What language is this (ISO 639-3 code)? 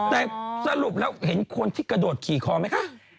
tha